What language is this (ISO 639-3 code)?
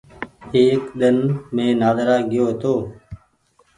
gig